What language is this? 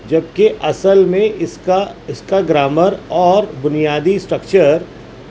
Urdu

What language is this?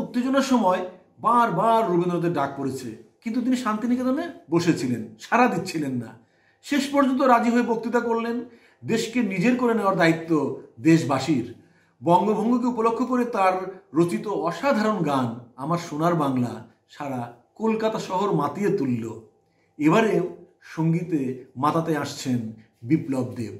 Hindi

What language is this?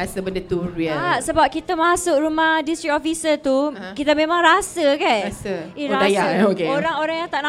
Malay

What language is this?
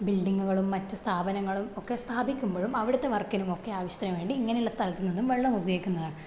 Malayalam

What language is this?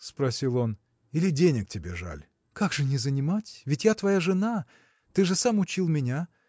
Russian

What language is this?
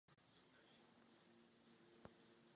Czech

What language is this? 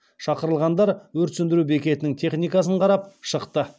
Kazakh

